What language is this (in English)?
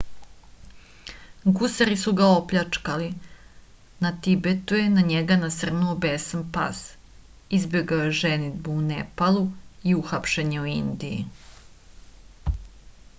Serbian